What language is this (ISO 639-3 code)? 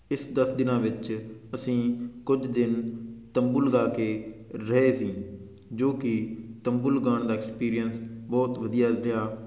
pan